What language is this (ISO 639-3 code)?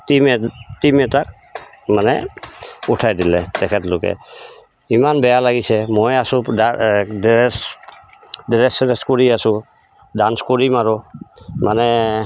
asm